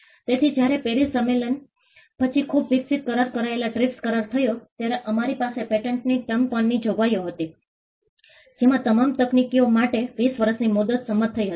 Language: Gujarati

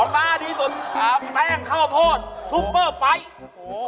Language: Thai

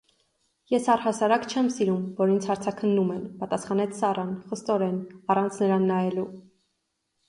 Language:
Armenian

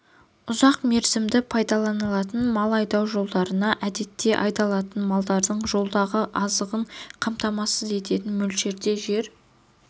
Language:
Kazakh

